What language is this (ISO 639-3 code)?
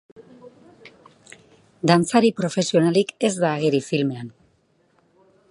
eus